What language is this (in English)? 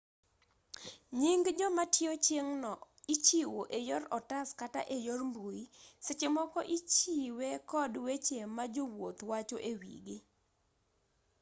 Luo (Kenya and Tanzania)